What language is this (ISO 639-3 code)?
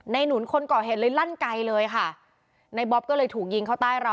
tha